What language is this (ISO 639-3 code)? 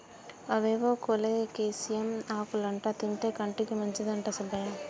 tel